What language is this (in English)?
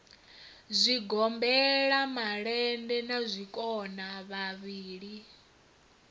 Venda